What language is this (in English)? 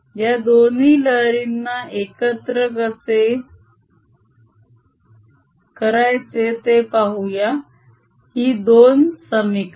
Marathi